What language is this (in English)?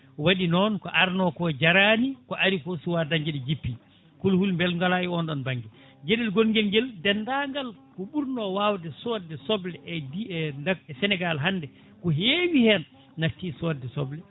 Fula